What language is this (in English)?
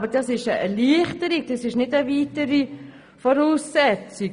Swiss German